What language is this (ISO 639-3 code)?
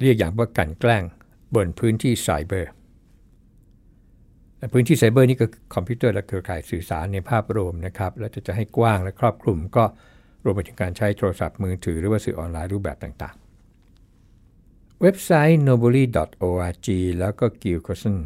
tha